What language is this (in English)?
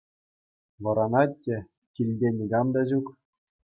Chuvash